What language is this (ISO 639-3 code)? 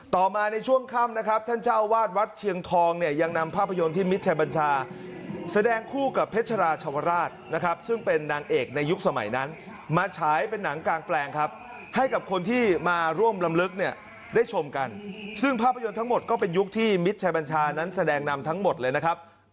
tha